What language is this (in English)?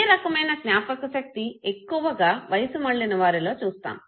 Telugu